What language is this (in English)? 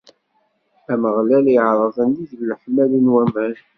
Kabyle